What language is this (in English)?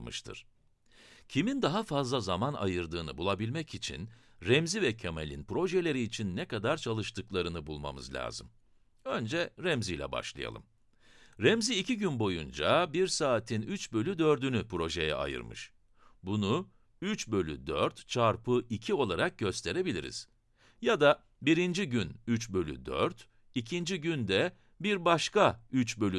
Turkish